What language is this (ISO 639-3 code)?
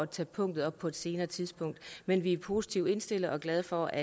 dan